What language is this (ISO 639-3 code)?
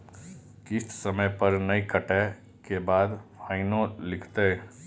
mai